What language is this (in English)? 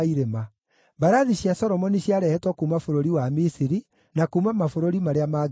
Kikuyu